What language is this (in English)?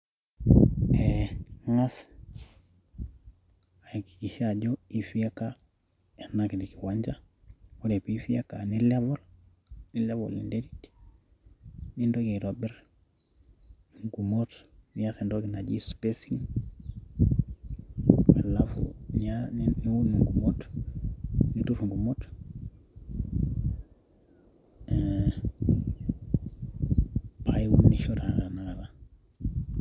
Masai